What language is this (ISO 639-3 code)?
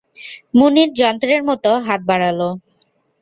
ben